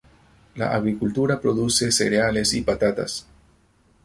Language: Spanish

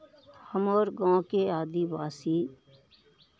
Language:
Maithili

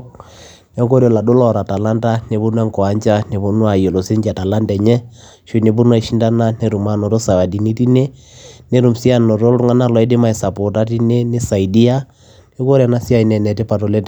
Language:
Masai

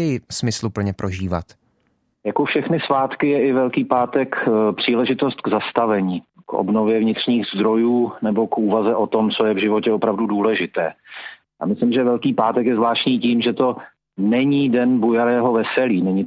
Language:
Czech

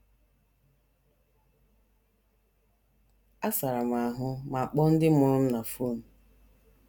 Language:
Igbo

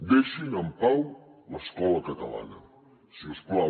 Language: Catalan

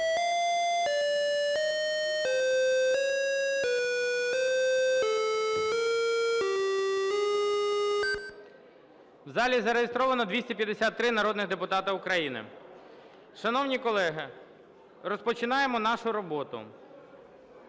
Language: Ukrainian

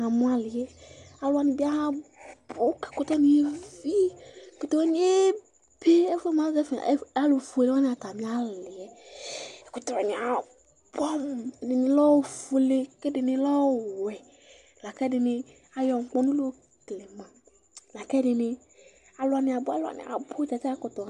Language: Ikposo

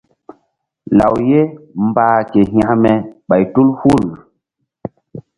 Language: Mbum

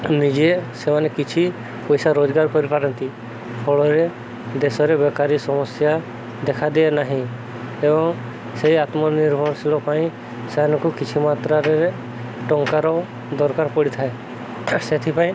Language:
Odia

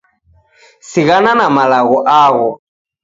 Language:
Taita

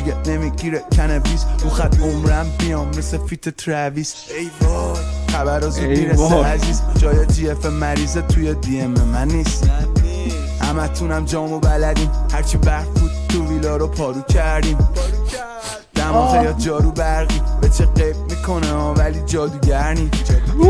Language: Persian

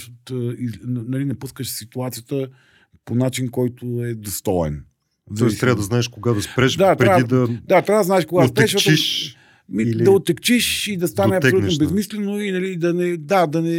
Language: Bulgarian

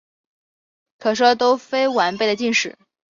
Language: Chinese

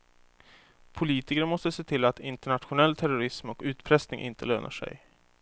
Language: Swedish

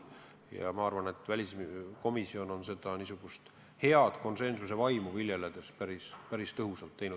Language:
Estonian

